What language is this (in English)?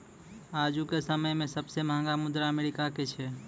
Maithili